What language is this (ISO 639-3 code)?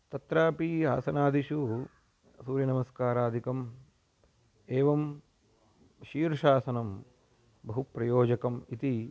san